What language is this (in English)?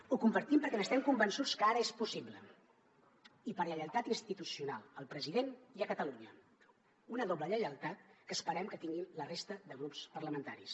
Catalan